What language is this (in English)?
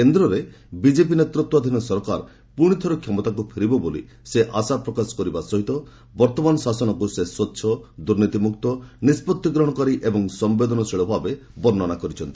Odia